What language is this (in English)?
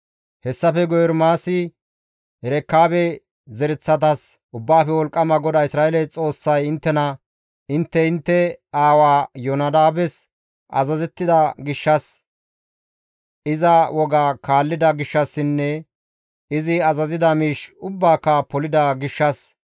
Gamo